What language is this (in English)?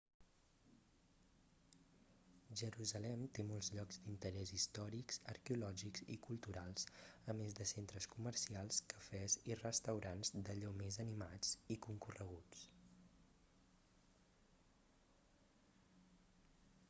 Catalan